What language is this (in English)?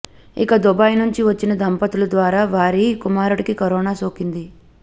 Telugu